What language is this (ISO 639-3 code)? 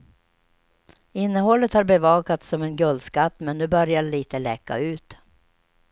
swe